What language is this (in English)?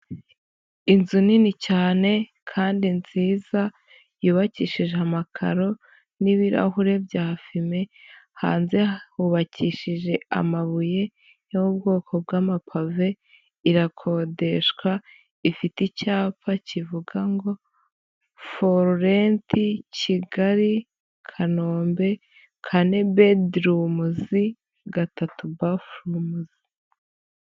Kinyarwanda